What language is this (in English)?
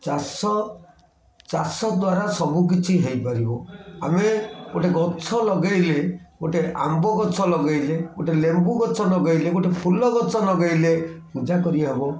Odia